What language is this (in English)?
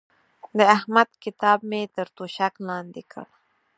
Pashto